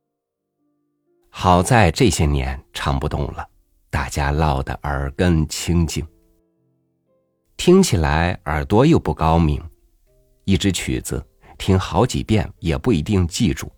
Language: Chinese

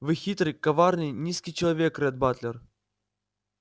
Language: Russian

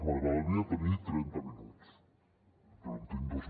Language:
Catalan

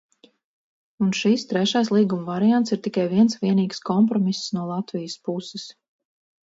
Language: Latvian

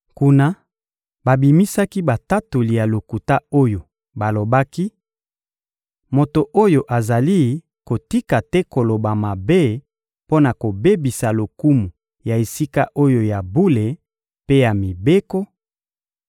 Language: Lingala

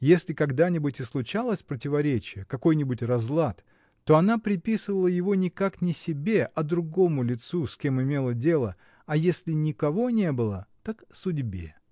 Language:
Russian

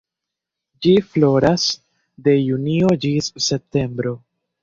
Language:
Esperanto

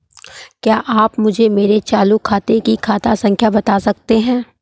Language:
Hindi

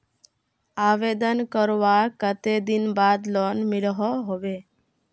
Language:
Magahi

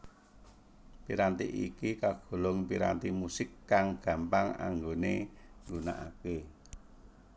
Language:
Javanese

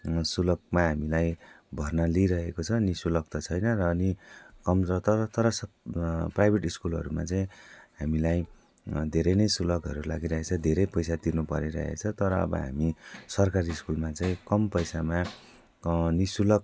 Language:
Nepali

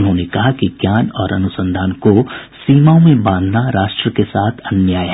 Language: Hindi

